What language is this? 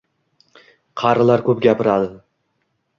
Uzbek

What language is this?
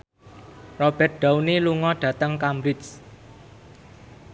Javanese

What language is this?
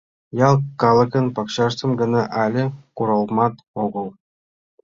Mari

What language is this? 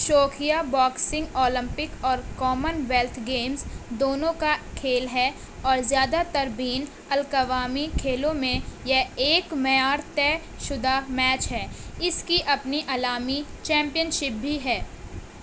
Urdu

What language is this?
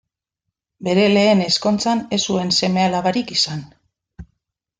Basque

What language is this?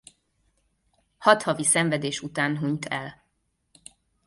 Hungarian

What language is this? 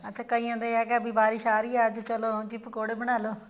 Punjabi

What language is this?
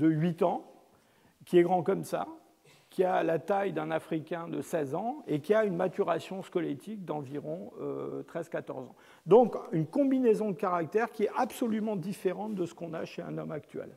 French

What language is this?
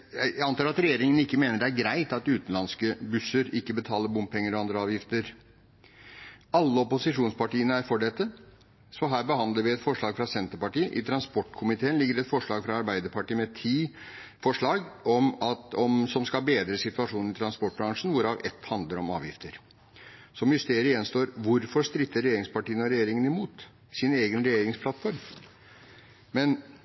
Norwegian Bokmål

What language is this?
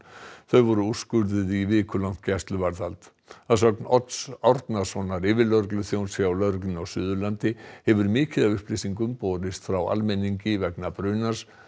Icelandic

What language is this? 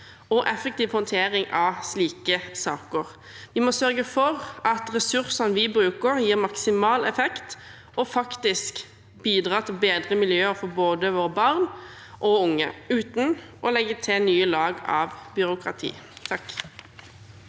Norwegian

